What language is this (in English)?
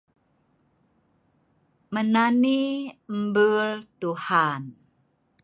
Sa'ban